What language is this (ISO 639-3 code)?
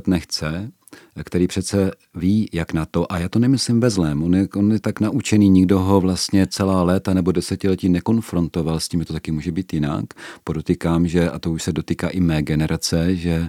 ces